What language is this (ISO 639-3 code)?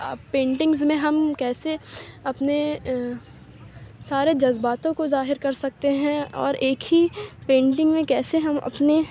urd